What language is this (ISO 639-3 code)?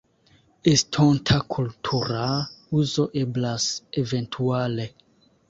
epo